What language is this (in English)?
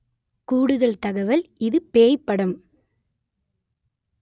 Tamil